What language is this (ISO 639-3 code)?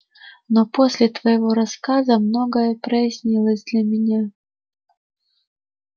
rus